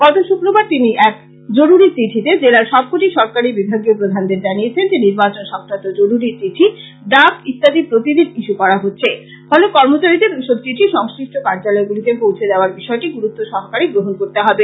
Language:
Bangla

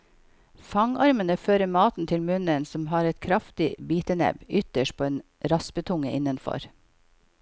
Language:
Norwegian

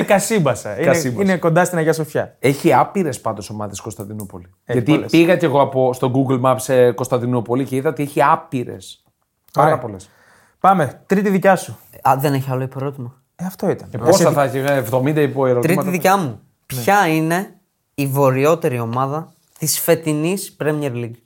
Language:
Greek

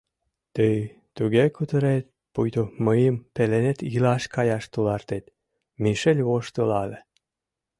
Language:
Mari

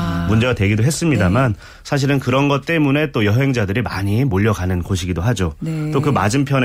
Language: Korean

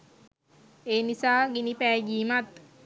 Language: Sinhala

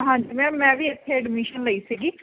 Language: Punjabi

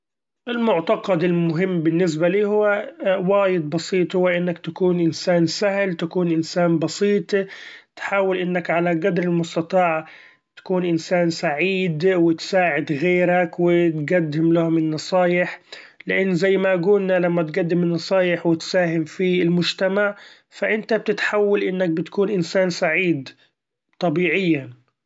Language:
Gulf Arabic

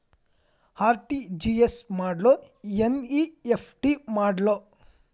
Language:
Kannada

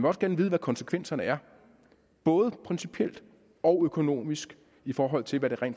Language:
Danish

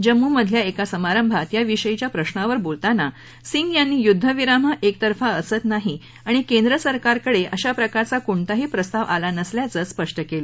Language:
Marathi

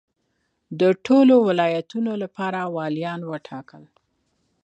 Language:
Pashto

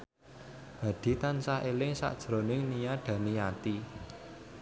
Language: Javanese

